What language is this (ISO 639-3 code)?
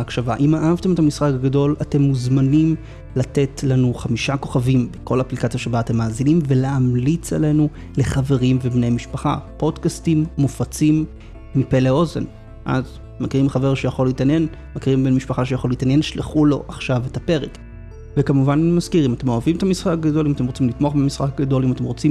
heb